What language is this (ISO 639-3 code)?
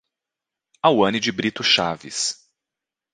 por